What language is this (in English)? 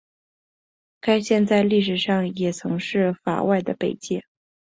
Chinese